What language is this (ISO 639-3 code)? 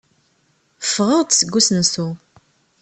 kab